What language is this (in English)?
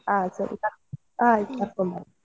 Kannada